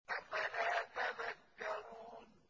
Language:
Arabic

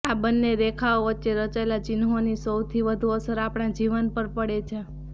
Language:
Gujarati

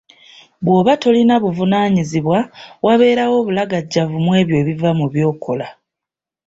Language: Ganda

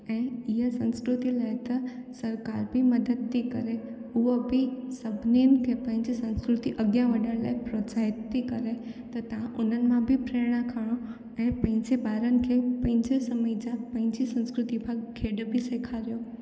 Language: Sindhi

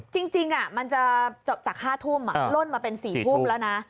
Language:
Thai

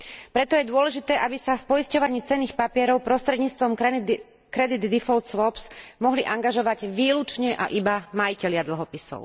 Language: Slovak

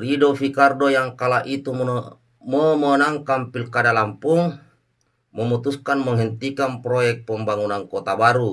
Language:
Indonesian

